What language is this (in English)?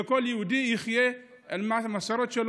Hebrew